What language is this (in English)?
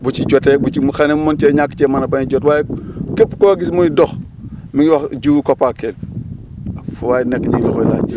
Wolof